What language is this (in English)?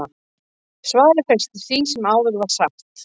Icelandic